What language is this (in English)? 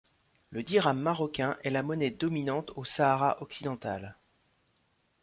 French